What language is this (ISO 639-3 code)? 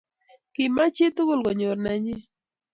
kln